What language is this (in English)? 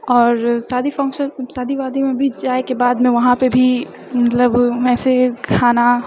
Maithili